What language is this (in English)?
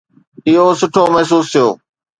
Sindhi